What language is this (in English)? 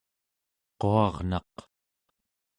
Central Yupik